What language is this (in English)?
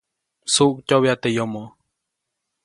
Copainalá Zoque